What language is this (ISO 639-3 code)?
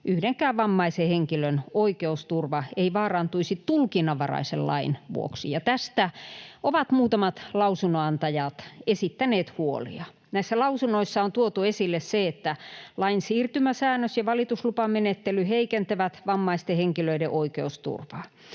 fin